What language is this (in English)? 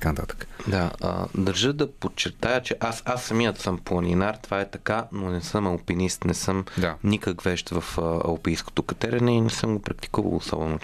Bulgarian